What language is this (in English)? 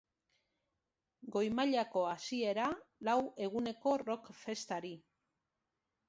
Basque